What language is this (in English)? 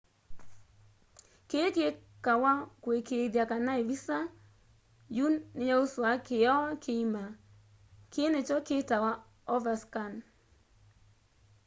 Kamba